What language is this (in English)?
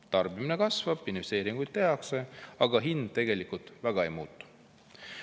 Estonian